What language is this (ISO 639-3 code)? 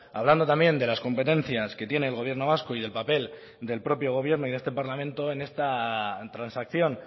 spa